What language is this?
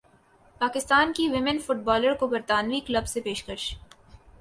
Urdu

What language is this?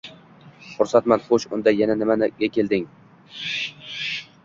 Uzbek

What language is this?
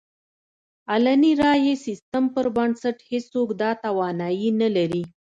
Pashto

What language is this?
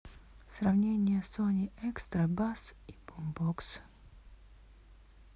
Russian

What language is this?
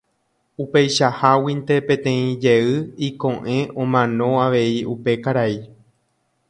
Guarani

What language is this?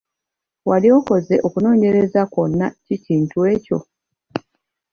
Ganda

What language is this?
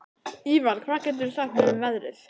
Icelandic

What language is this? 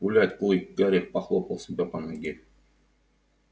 Russian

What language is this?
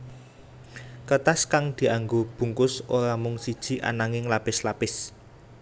Javanese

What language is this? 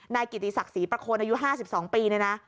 Thai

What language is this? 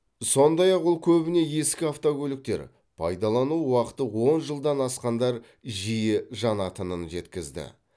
Kazakh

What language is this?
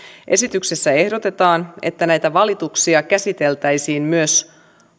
Finnish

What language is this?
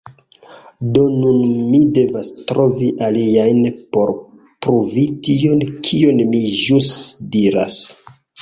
Esperanto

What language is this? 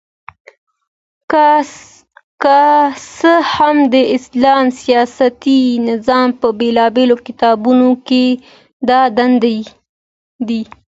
Pashto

